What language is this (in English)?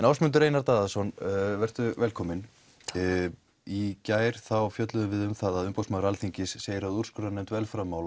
Icelandic